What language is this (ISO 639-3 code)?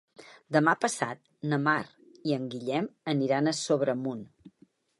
cat